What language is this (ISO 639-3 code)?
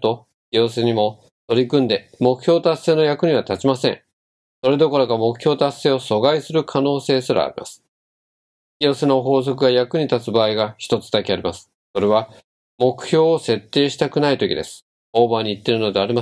jpn